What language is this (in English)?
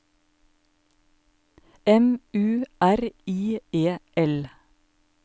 Norwegian